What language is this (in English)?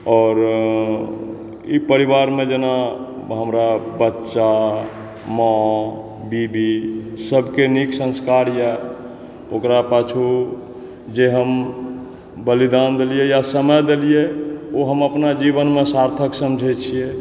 Maithili